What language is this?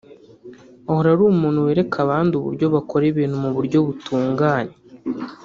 Kinyarwanda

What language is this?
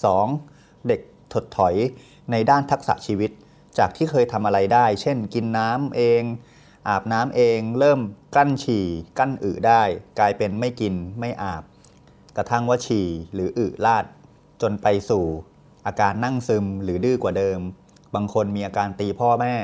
Thai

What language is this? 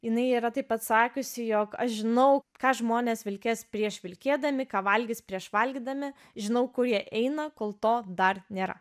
Lithuanian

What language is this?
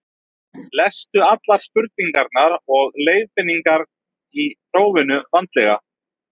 Icelandic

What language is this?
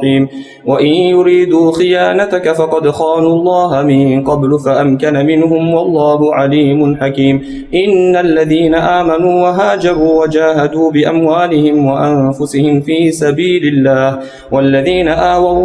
Arabic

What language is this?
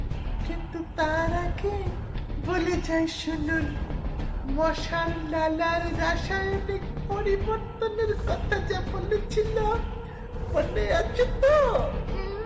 Bangla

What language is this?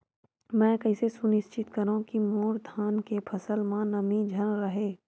Chhattisgarhi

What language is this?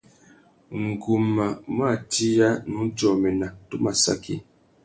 Tuki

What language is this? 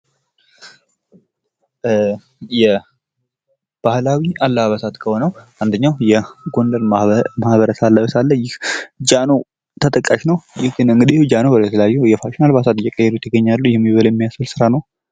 Amharic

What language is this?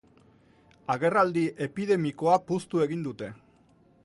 Basque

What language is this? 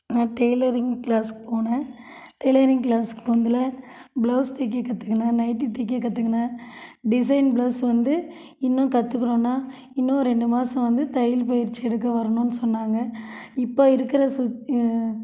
Tamil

